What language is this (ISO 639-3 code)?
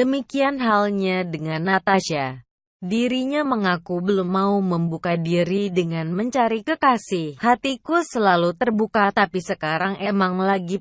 ind